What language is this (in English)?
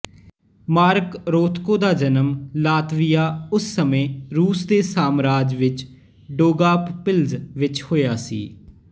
Punjabi